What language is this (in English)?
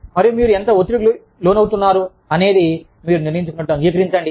Telugu